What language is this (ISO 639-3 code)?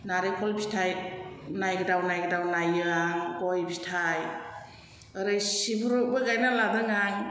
brx